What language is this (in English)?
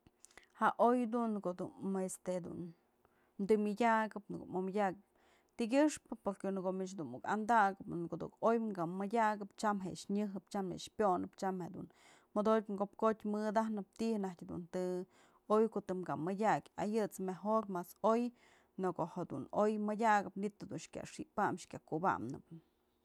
Mazatlán Mixe